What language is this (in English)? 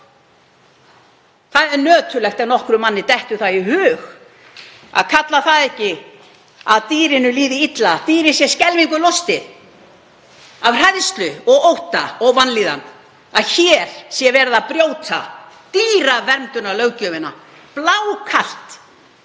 Icelandic